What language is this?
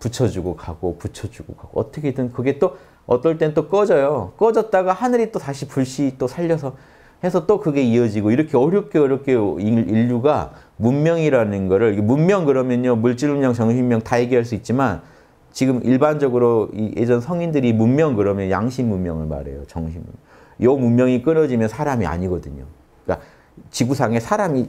Korean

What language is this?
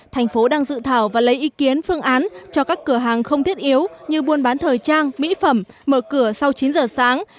Vietnamese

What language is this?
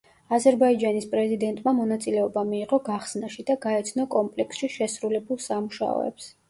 Georgian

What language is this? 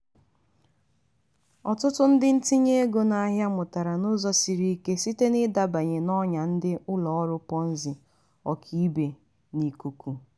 Igbo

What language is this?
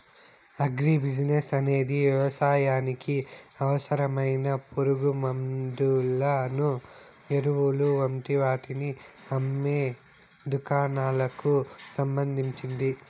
Telugu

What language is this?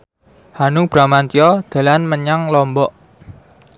Javanese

